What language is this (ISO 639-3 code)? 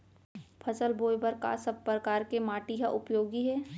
hne